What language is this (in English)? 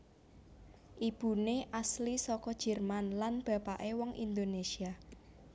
Javanese